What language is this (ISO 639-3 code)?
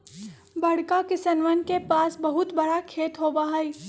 mag